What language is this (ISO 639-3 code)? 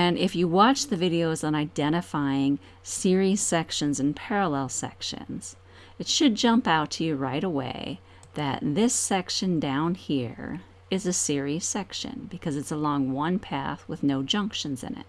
eng